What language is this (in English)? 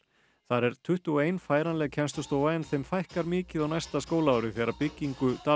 Icelandic